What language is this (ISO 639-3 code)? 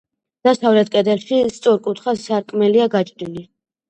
kat